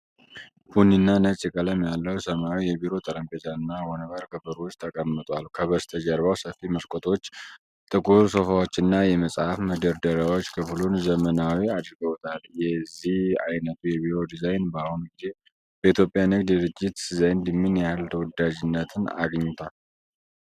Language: Amharic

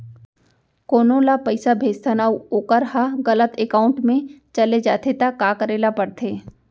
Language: Chhattisgarhi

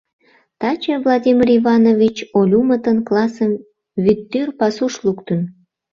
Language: Mari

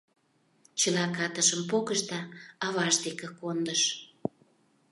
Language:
Mari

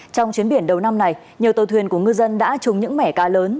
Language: Vietnamese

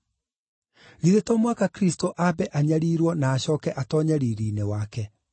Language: Kikuyu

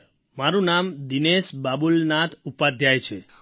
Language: Gujarati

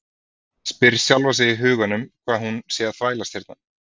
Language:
Icelandic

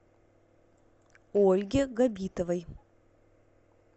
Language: Russian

